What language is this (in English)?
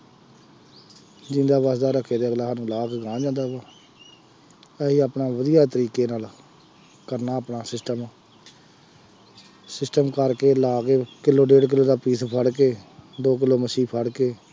Punjabi